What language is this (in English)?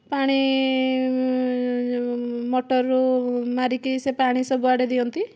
Odia